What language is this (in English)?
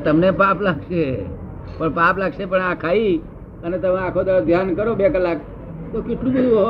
Gujarati